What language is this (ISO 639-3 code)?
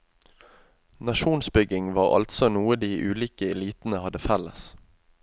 nor